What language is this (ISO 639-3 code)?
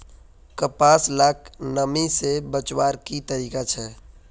mag